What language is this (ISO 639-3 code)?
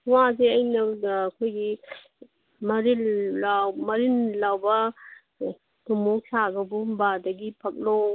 mni